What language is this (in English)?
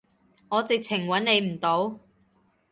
Cantonese